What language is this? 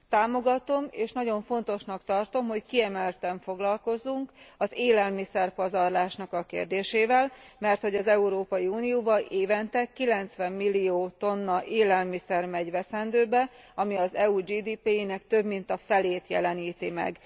Hungarian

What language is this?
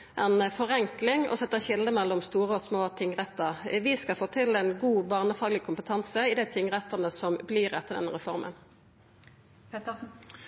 Norwegian Nynorsk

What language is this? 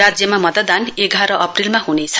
Nepali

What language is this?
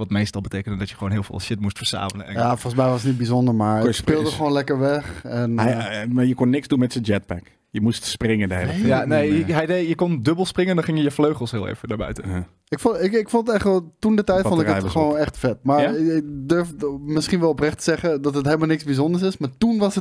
Dutch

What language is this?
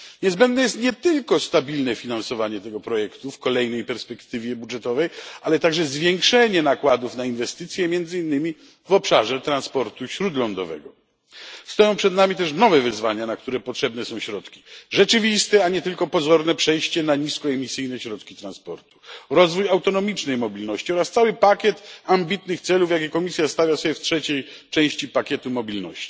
Polish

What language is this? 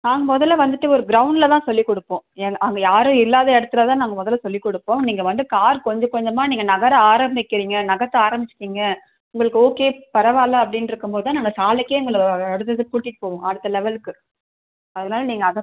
Tamil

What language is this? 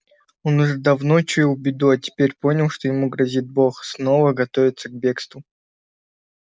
Russian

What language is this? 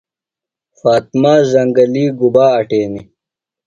Phalura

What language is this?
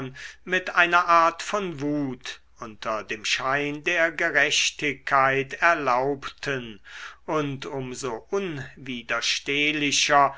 German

